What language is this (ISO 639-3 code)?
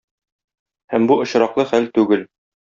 tat